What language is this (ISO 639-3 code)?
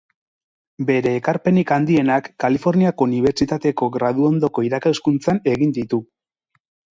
eus